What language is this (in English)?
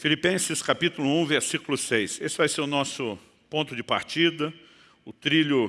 Portuguese